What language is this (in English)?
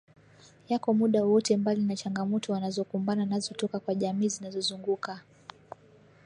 Swahili